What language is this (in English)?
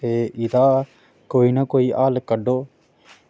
Dogri